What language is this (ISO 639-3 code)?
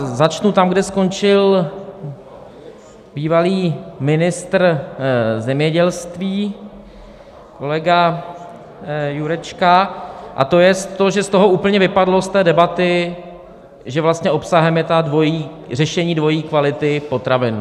ces